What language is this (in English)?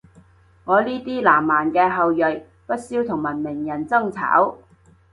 Cantonese